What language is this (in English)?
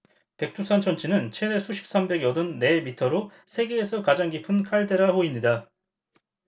Korean